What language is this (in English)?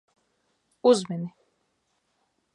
Latvian